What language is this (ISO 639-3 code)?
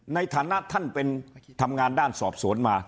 tha